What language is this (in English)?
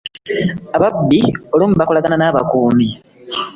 Ganda